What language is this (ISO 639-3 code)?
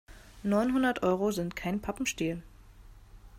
deu